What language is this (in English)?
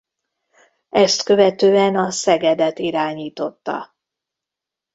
Hungarian